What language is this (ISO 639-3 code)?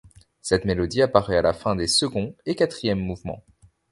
fra